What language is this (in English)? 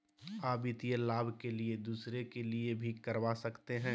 Magahi